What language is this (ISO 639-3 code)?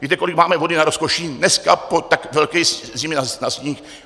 ces